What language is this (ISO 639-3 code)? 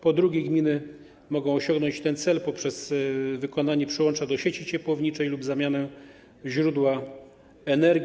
pol